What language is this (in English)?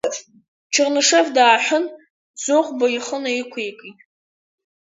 Abkhazian